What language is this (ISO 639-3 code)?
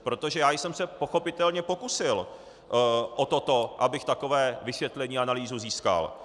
ces